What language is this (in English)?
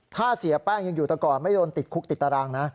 Thai